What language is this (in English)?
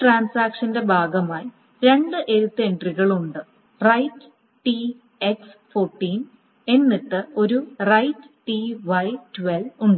Malayalam